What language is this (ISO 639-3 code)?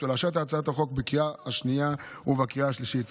heb